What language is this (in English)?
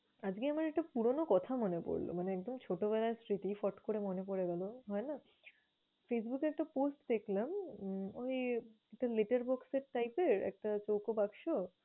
Bangla